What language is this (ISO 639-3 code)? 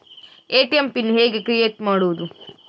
kan